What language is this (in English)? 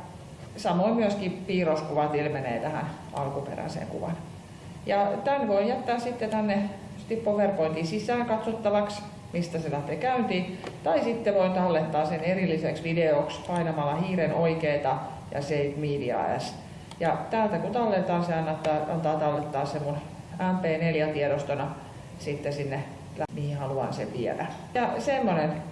Finnish